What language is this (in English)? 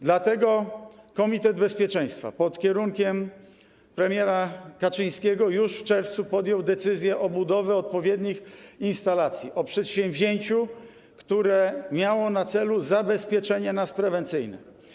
Polish